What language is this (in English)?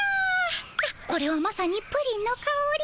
Japanese